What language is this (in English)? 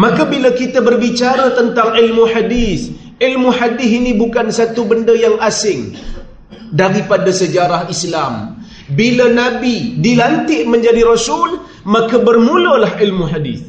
Malay